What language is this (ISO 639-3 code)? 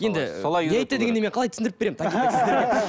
kaz